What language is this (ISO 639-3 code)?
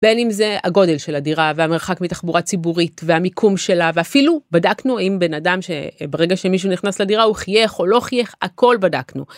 heb